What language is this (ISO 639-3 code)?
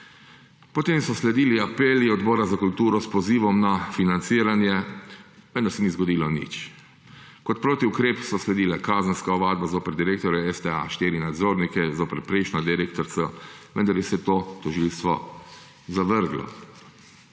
slv